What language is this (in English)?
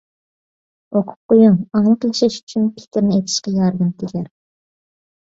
Uyghur